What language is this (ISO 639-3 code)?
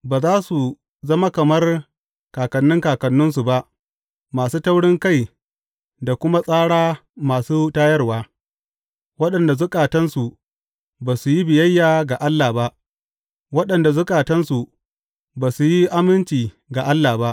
hau